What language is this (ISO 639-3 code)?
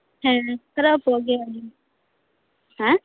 sat